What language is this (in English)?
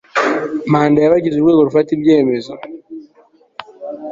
Kinyarwanda